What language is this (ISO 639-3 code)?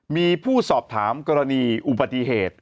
tha